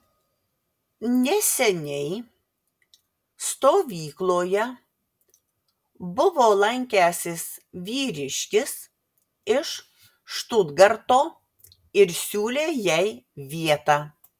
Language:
Lithuanian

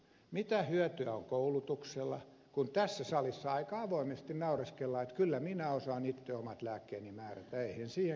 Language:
Finnish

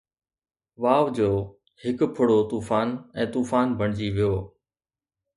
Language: Sindhi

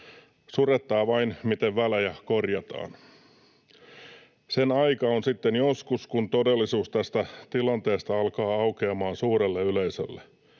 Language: Finnish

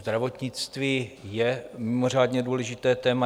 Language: Czech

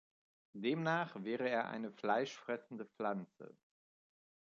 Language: German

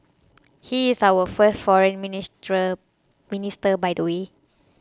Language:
English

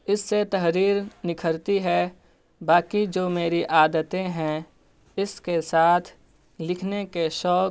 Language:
Urdu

